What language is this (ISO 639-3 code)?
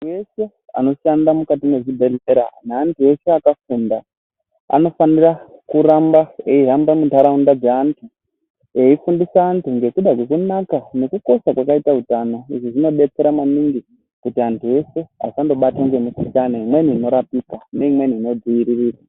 ndc